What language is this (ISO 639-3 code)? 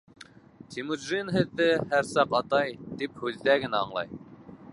bak